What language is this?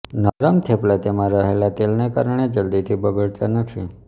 Gujarati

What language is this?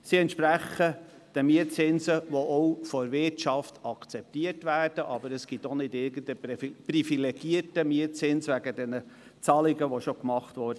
Swiss German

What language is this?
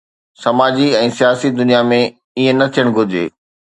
Sindhi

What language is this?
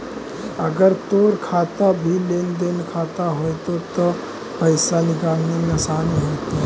Magahi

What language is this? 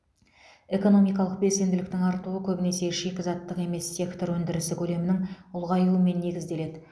Kazakh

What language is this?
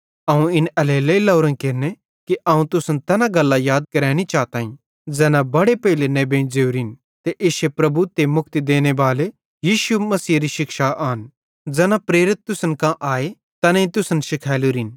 Bhadrawahi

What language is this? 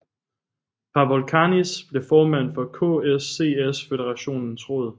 Danish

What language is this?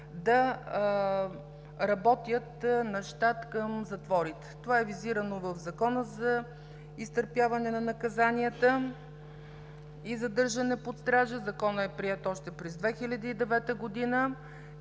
Bulgarian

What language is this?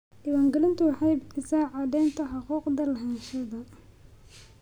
Somali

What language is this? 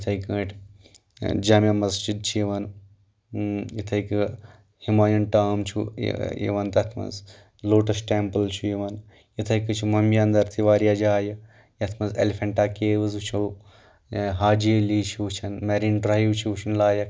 Kashmiri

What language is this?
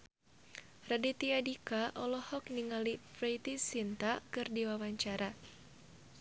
Sundanese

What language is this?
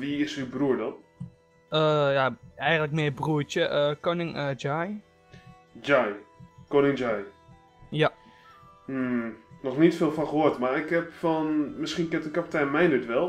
Dutch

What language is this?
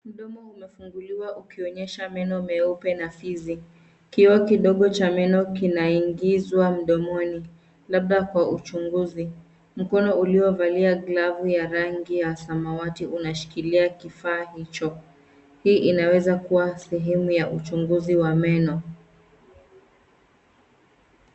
Swahili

